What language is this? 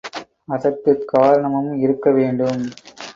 Tamil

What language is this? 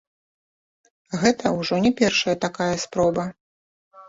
Belarusian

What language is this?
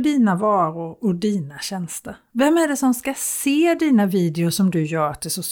Swedish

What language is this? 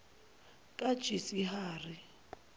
Zulu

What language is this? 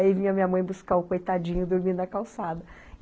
Portuguese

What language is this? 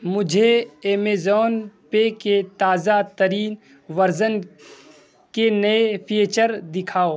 Urdu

